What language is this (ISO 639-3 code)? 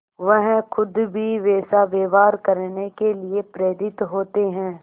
hin